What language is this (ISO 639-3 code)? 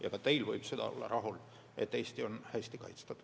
est